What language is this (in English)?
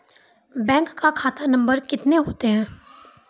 Maithili